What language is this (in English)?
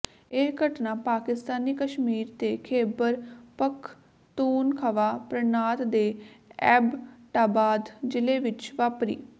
Punjabi